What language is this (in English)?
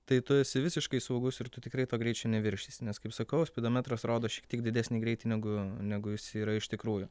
Lithuanian